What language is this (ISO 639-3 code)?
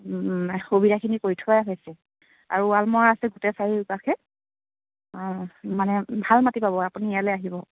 asm